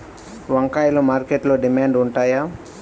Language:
Telugu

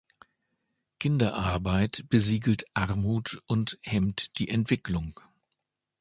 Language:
German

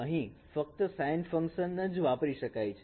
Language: Gujarati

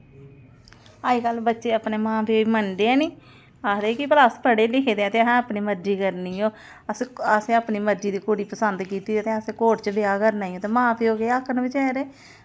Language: Dogri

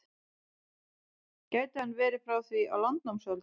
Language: Icelandic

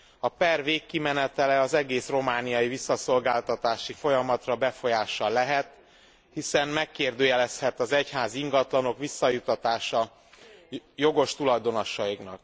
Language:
Hungarian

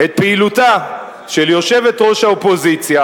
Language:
Hebrew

